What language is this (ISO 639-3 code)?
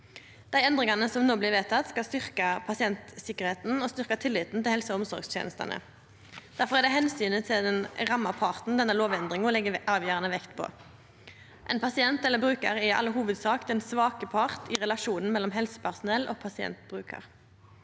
nor